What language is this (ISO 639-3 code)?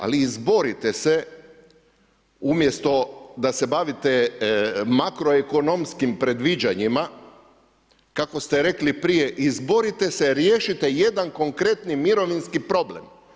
hrv